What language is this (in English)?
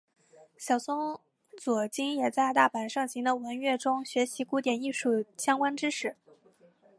Chinese